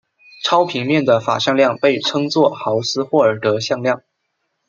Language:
Chinese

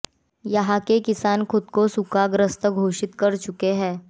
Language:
Hindi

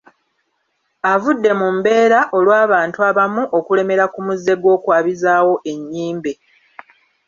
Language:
Ganda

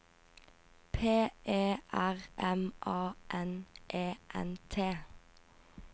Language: Norwegian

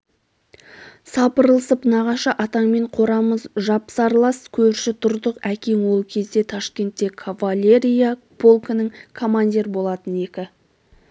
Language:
Kazakh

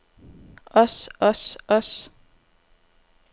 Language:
Danish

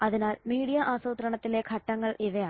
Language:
Malayalam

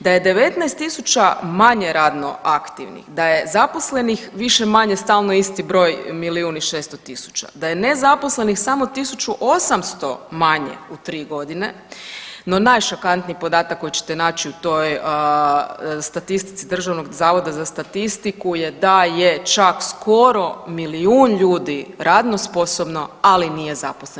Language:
Croatian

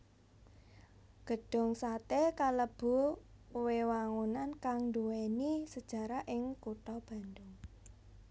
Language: Javanese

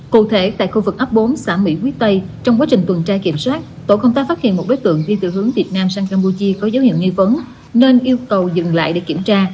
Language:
Vietnamese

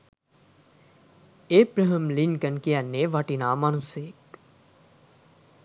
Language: Sinhala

